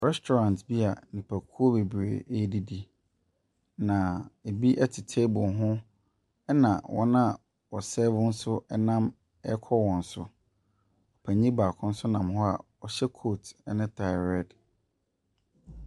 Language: Akan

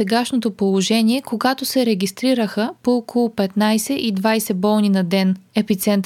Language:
Bulgarian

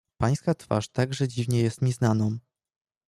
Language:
Polish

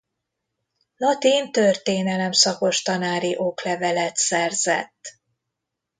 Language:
Hungarian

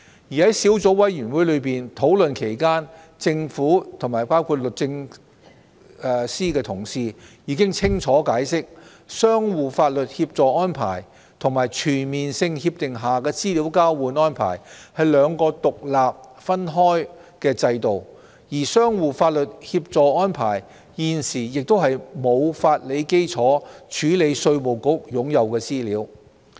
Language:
Cantonese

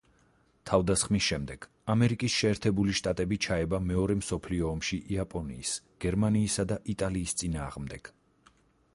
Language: Georgian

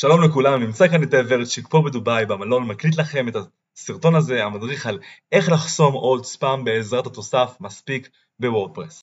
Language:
Hebrew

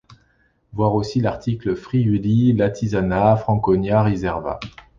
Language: French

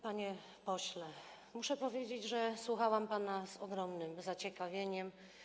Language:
Polish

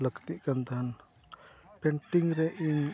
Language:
Santali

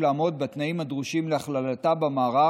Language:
Hebrew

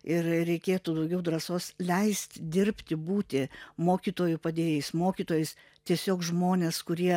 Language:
Lithuanian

